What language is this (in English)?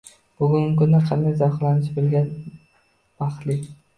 Uzbek